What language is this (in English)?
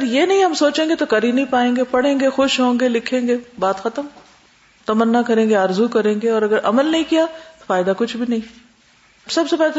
Urdu